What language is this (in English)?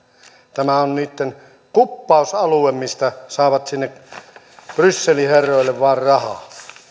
Finnish